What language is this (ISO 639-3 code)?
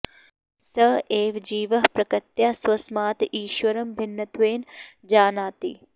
san